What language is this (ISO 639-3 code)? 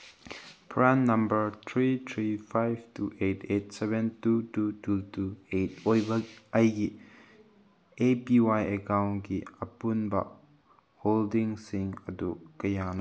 mni